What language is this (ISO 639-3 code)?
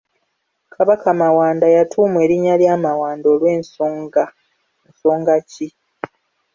lug